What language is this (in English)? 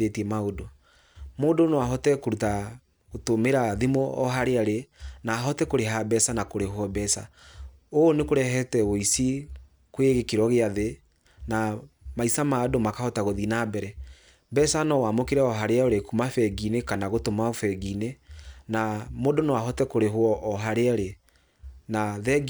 Kikuyu